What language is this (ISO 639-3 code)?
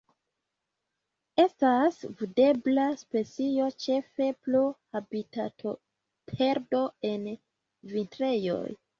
epo